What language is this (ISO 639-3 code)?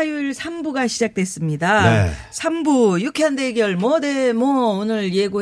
kor